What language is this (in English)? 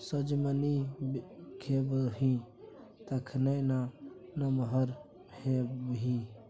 Maithili